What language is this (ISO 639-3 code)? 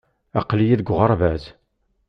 kab